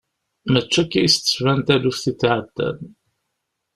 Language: Kabyle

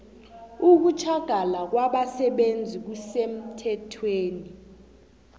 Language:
South Ndebele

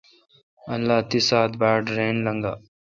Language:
Kalkoti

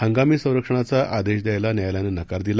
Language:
Marathi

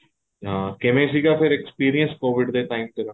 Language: Punjabi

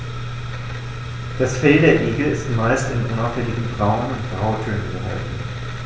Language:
German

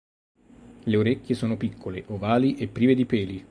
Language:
Italian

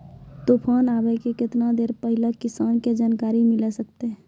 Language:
Maithili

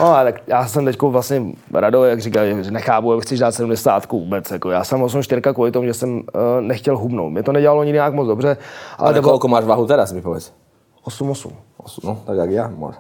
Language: Czech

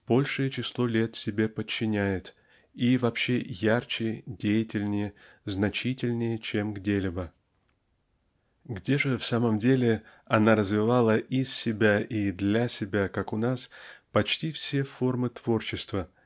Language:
Russian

